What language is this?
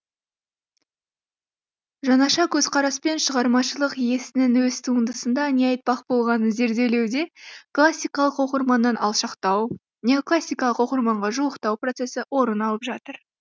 Kazakh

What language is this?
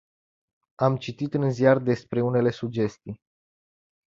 Romanian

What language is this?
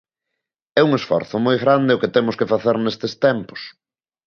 Galician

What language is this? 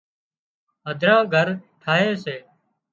Wadiyara Koli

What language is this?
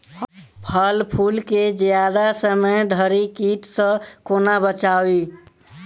Maithili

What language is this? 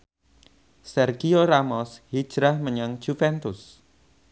Javanese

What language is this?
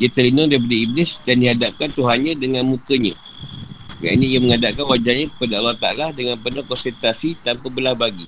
Malay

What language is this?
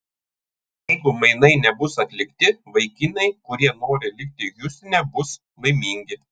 Lithuanian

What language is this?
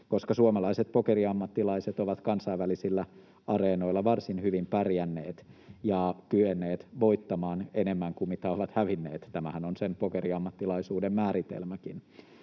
Finnish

